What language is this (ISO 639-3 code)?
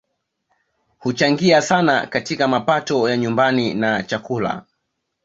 swa